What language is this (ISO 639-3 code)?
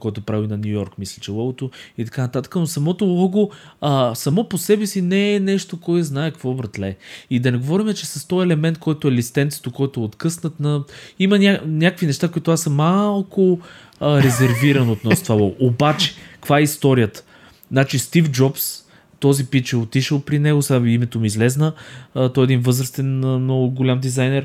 bul